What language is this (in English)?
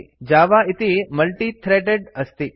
Sanskrit